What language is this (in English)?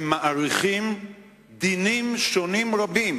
Hebrew